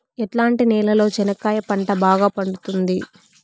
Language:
Telugu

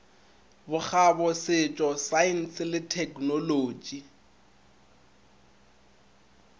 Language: Northern Sotho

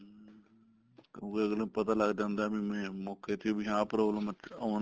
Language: Punjabi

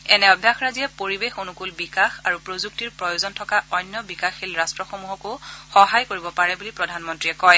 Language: Assamese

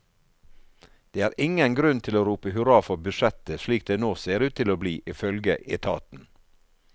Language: Norwegian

